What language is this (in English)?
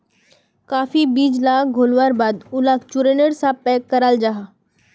Magahi